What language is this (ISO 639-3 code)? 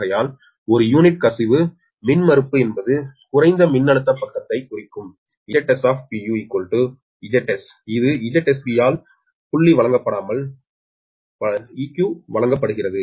tam